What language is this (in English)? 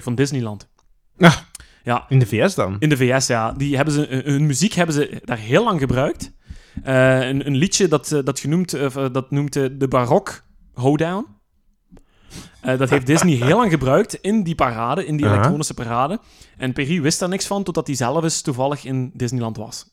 Dutch